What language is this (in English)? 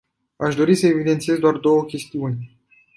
Romanian